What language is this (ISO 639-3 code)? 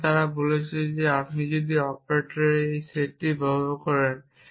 ben